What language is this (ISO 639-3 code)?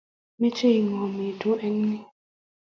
kln